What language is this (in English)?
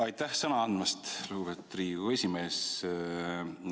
Estonian